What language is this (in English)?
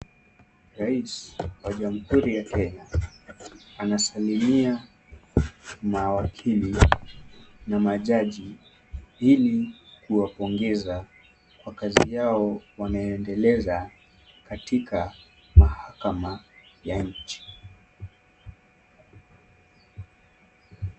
Swahili